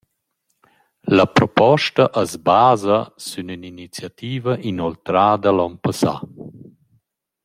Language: Romansh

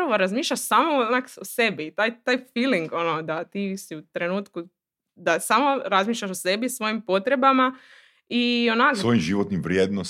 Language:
Croatian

